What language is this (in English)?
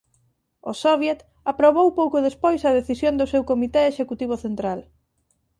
Galician